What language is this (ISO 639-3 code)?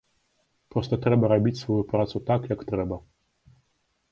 bel